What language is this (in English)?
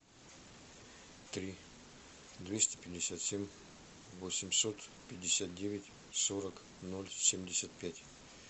Russian